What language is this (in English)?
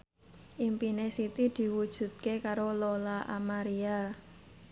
Javanese